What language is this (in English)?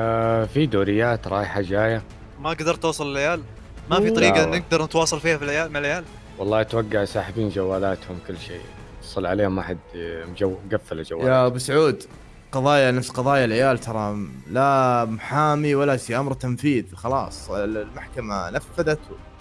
Arabic